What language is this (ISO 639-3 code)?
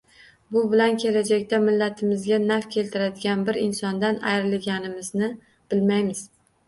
uzb